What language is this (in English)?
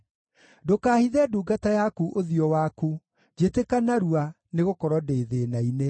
Kikuyu